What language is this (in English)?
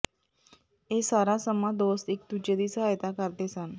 Punjabi